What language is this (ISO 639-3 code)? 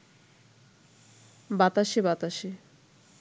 ben